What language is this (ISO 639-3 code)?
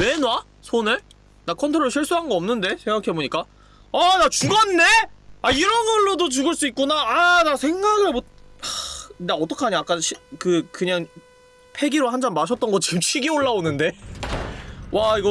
kor